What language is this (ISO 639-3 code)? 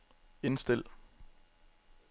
dan